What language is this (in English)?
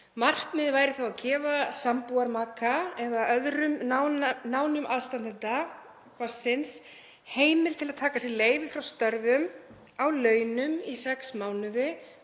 Icelandic